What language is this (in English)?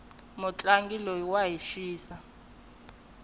Tsonga